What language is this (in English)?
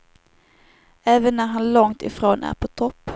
Swedish